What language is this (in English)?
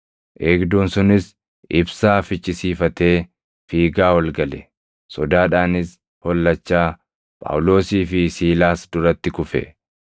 Oromo